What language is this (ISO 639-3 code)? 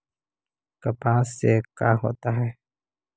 mag